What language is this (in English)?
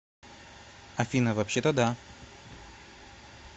Russian